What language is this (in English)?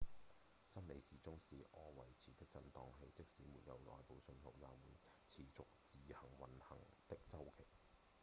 Cantonese